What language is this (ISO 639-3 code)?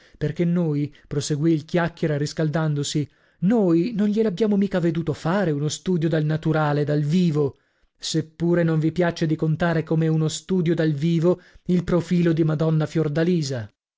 ita